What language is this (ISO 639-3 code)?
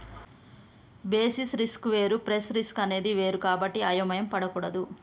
tel